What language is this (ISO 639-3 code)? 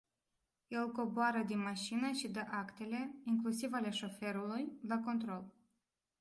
ron